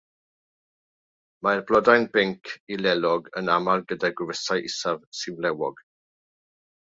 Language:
Welsh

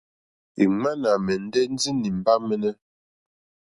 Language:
Mokpwe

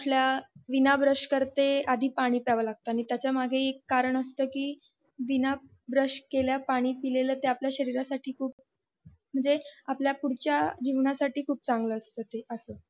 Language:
Marathi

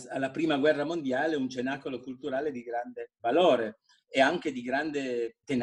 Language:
Italian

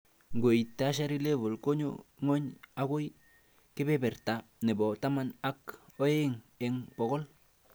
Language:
Kalenjin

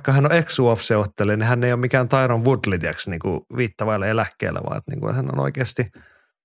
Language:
Finnish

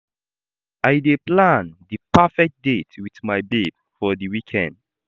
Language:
Nigerian Pidgin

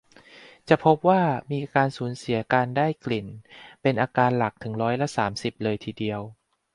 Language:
Thai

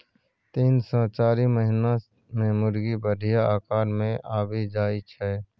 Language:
Maithili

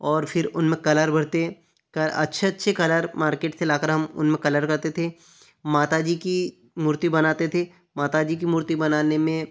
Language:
Hindi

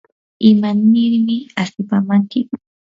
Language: Yanahuanca Pasco Quechua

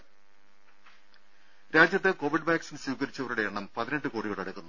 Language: Malayalam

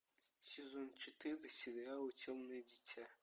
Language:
Russian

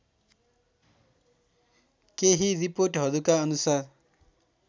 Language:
Nepali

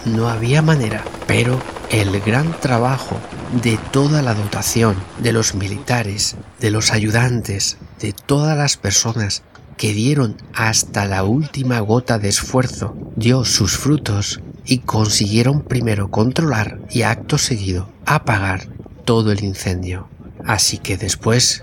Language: Spanish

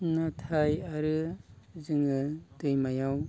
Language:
Bodo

